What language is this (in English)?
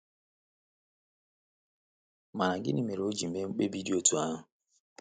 Igbo